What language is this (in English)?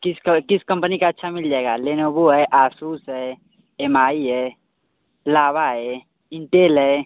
Hindi